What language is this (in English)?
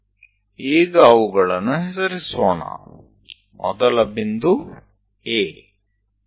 Gujarati